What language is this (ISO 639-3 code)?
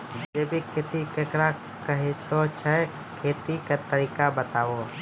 mai